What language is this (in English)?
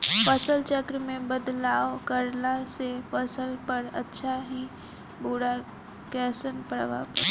Bhojpuri